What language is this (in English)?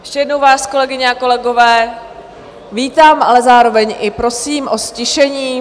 Czech